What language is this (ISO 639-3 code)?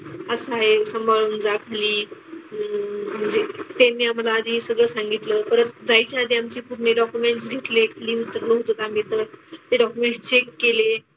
mar